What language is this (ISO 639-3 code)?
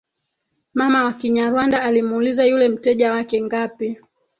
swa